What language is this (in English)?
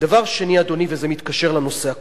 Hebrew